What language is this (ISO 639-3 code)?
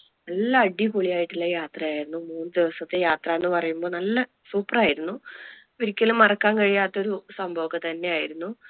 mal